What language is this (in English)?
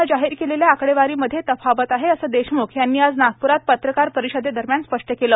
Marathi